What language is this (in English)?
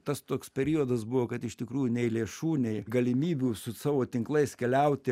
Lithuanian